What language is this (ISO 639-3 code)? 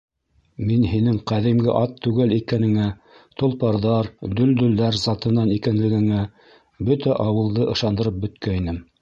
bak